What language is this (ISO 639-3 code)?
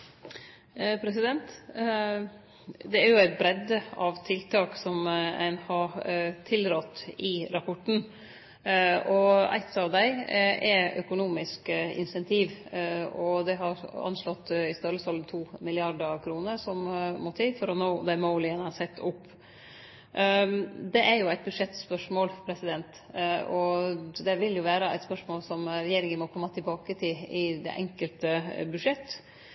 nno